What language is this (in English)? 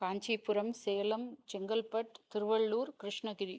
Sanskrit